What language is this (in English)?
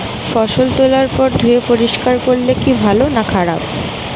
Bangla